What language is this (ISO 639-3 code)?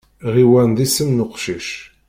kab